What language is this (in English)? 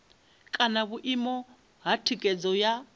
Venda